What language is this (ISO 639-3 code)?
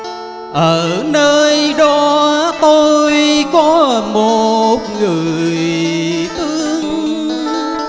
vie